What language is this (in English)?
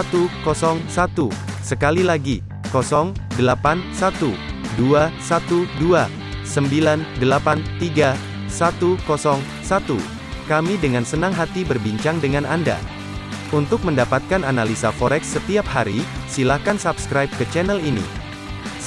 Indonesian